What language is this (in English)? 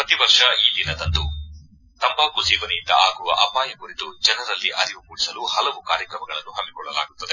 Kannada